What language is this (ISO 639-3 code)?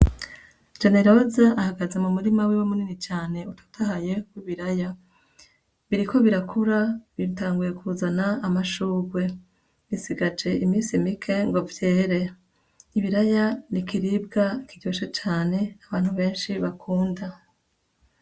run